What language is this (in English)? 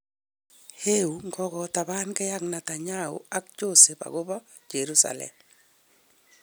Kalenjin